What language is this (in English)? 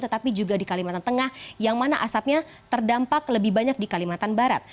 Indonesian